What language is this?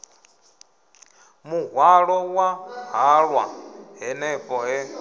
Venda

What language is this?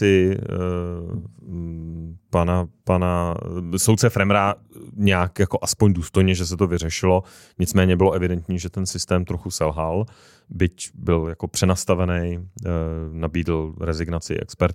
Czech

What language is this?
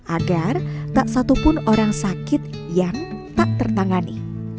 Indonesian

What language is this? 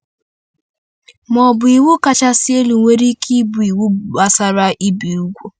Igbo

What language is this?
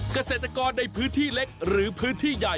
Thai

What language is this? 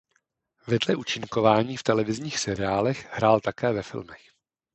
Czech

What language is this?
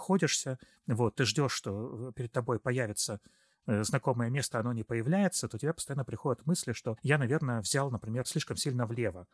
Russian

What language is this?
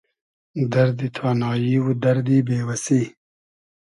Hazaragi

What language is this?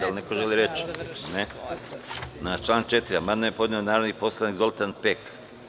Serbian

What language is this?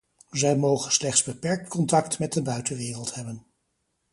Dutch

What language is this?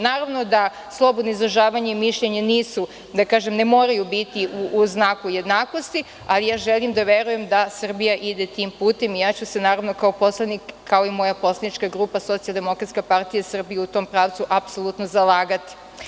Serbian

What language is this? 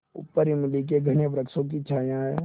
Hindi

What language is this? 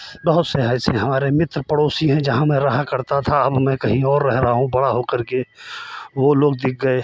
Hindi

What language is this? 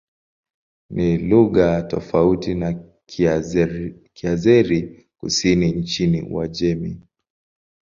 Swahili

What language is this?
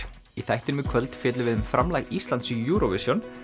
Icelandic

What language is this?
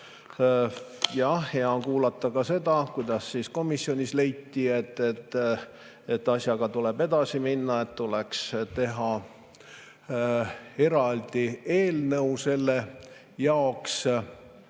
Estonian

